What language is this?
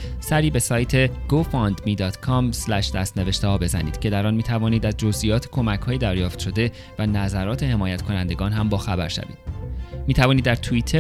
Persian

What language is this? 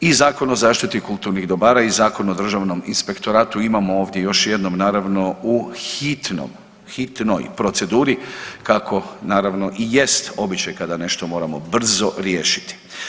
Croatian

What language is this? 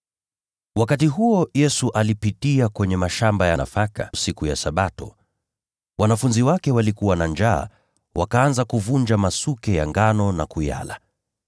Swahili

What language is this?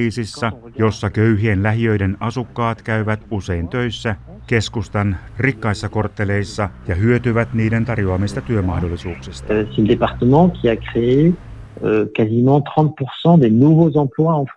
Finnish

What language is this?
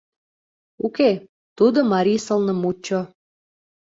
Mari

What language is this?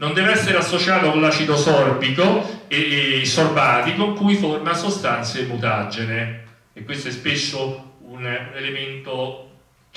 Italian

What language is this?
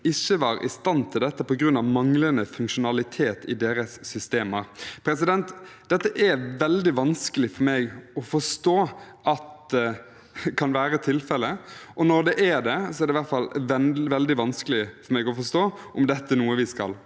Norwegian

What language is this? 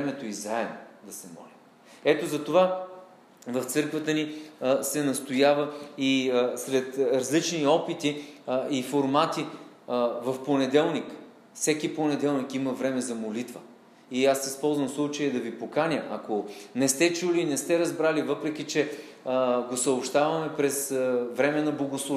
Bulgarian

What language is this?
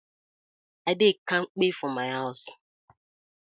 Nigerian Pidgin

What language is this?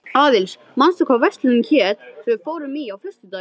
Icelandic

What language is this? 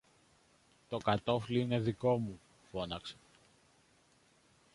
Greek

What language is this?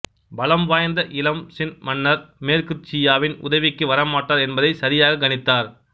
Tamil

